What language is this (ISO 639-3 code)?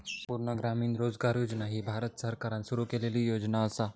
mar